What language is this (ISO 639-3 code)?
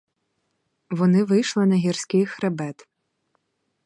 ukr